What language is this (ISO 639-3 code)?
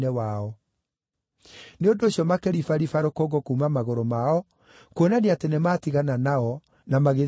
kik